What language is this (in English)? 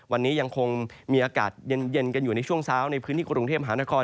Thai